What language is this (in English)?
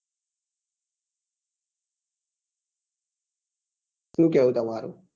Gujarati